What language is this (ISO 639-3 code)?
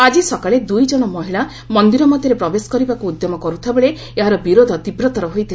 ori